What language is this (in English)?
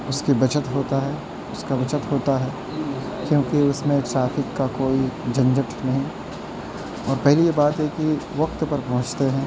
Urdu